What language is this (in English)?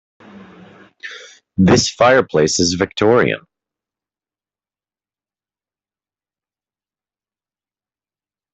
English